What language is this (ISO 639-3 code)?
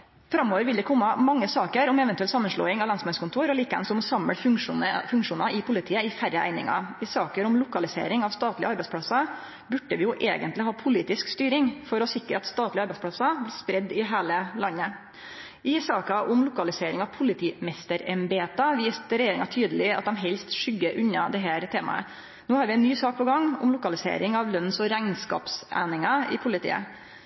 nno